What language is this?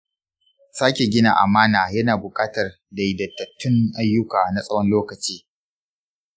Hausa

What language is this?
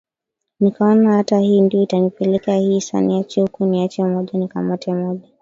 Swahili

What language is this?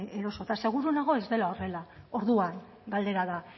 Basque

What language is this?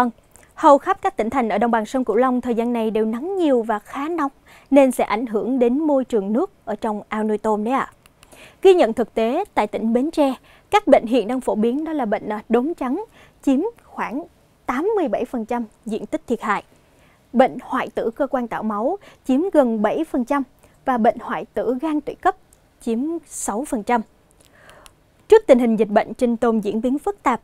Vietnamese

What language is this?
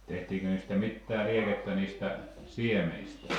Finnish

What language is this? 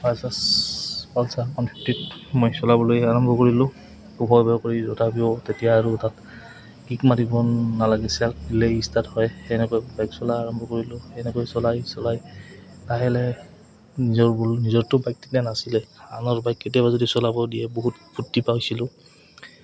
Assamese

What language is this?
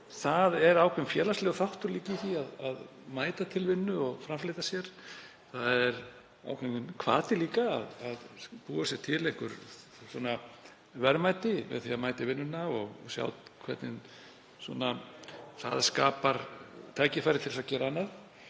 Icelandic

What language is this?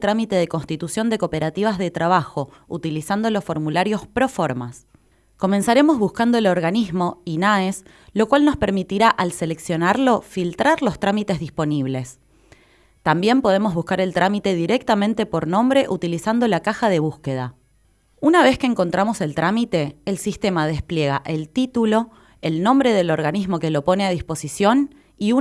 Spanish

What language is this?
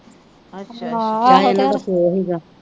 Punjabi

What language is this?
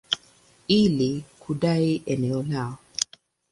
Swahili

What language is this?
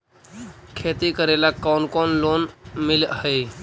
Magahi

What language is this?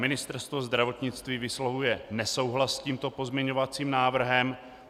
Czech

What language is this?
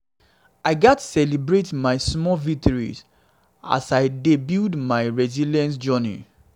Nigerian Pidgin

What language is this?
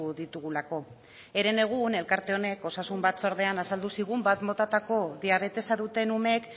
Basque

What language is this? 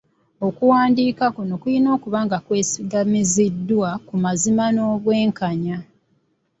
Ganda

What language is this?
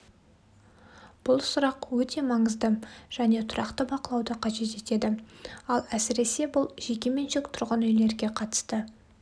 Kazakh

